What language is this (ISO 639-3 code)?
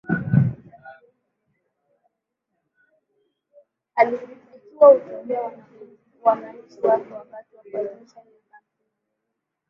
swa